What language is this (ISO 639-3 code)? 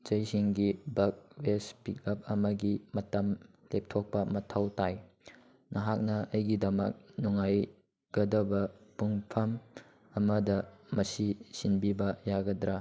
mni